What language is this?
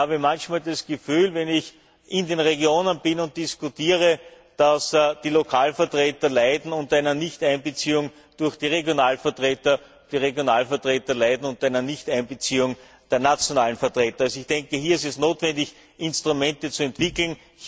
German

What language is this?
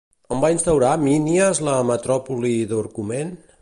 Catalan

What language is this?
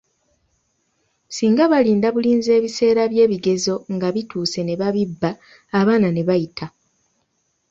Ganda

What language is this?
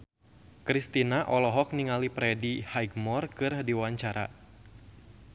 Sundanese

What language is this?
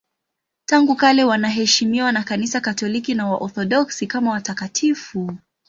Swahili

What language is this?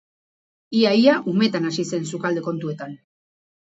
Basque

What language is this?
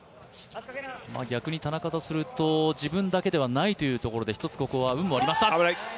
Japanese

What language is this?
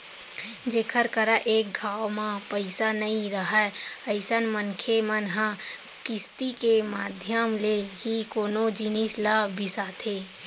Chhattisgarhi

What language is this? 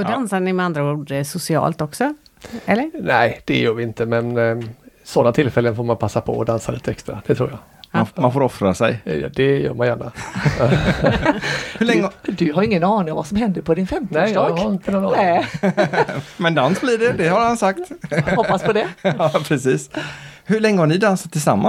Swedish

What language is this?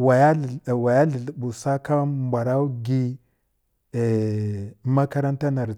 Kirya-Konzəl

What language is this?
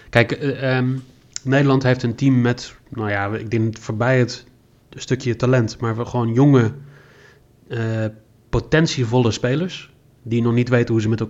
Dutch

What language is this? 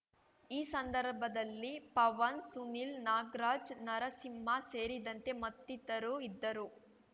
Kannada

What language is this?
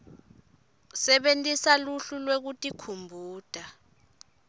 Swati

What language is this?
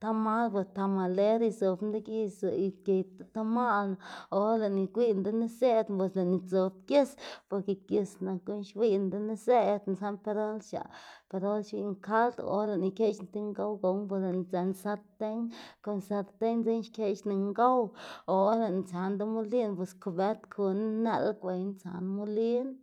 Xanaguía Zapotec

